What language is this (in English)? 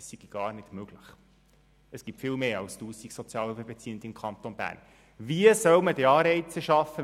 Swiss German